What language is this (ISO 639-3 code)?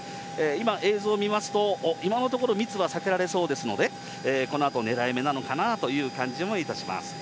jpn